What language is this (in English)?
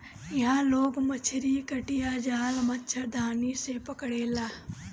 Bhojpuri